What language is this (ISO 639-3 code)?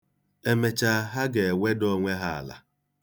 ibo